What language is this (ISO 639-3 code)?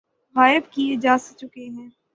urd